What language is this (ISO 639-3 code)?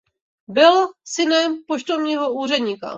ces